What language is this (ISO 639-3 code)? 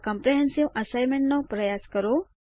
guj